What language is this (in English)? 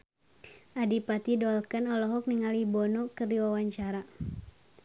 Sundanese